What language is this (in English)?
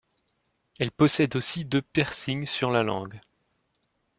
French